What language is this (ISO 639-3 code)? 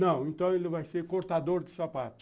por